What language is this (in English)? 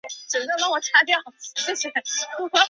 Chinese